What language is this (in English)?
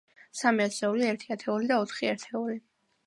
Georgian